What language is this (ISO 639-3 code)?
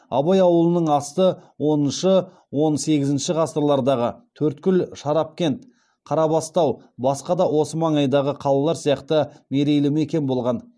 kaz